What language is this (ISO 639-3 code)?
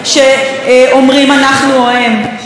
heb